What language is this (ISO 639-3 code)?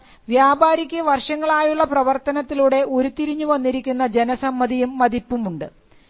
mal